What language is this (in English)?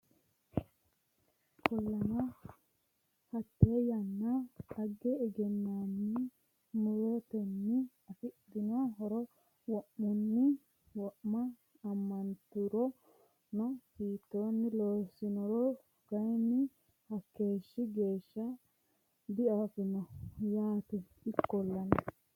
Sidamo